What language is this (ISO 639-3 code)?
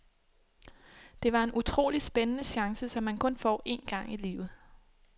dan